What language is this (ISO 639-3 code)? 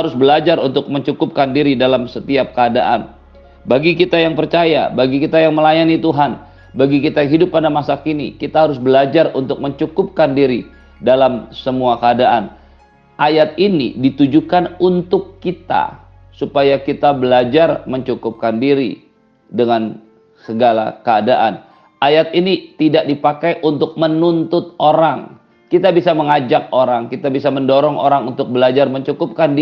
ind